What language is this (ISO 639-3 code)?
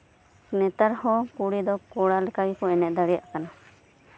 sat